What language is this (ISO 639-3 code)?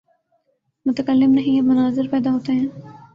urd